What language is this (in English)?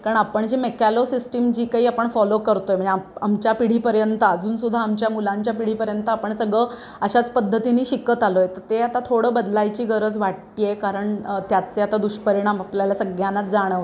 Marathi